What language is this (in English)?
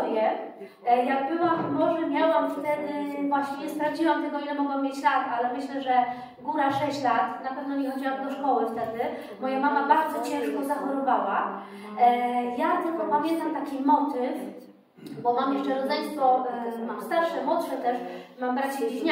Polish